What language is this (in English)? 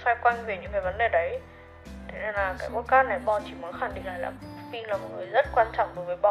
Vietnamese